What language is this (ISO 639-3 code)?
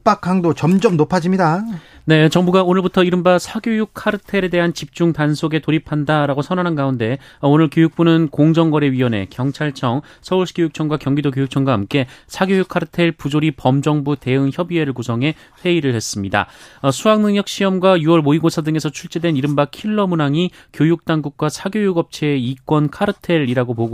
kor